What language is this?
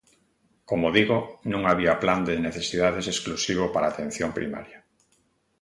Galician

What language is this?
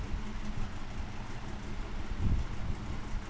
Marathi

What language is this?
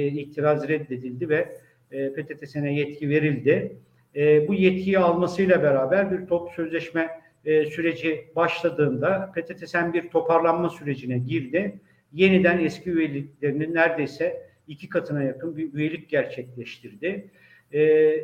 Turkish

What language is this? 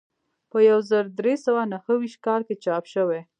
Pashto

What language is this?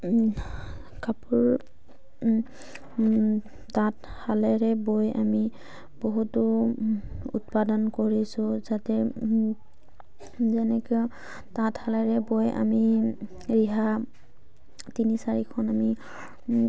Assamese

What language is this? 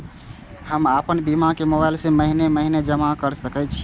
Maithili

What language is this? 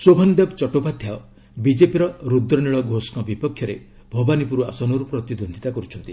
Odia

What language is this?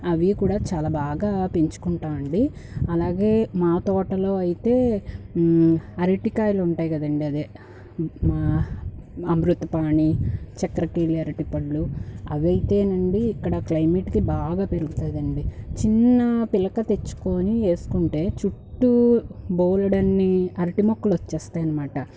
Telugu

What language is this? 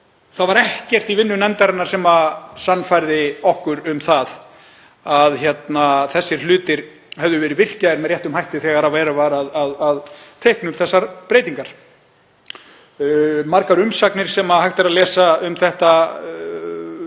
Icelandic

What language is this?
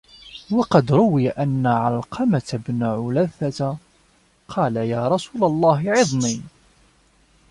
Arabic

